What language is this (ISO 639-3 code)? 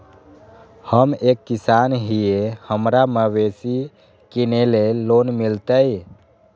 mag